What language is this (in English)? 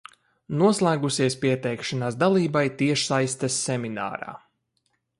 Latvian